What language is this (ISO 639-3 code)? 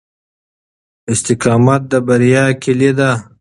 pus